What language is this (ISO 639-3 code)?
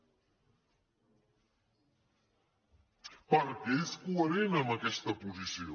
cat